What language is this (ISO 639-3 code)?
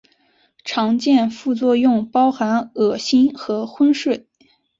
zho